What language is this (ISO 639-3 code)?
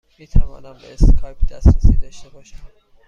fas